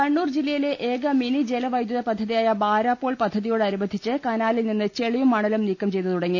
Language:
Malayalam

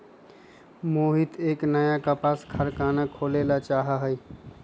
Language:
Magahi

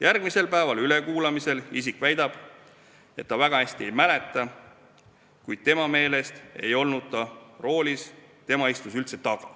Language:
Estonian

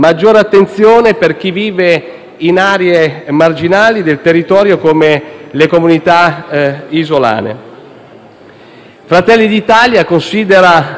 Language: Italian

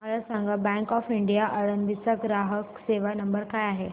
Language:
Marathi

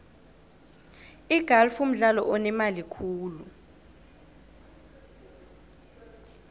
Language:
South Ndebele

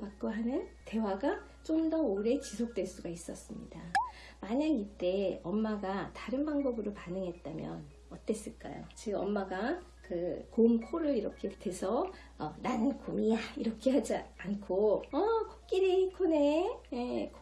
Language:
Korean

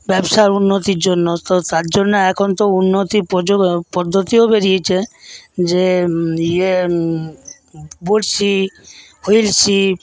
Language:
Bangla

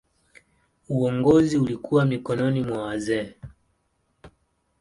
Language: Swahili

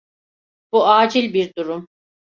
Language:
Turkish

